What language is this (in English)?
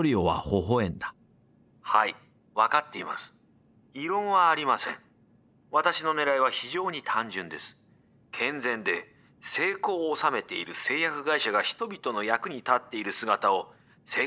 Japanese